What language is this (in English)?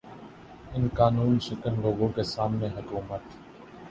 Urdu